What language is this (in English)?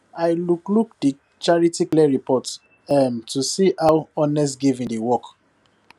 Nigerian Pidgin